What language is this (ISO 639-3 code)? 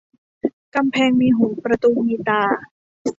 tha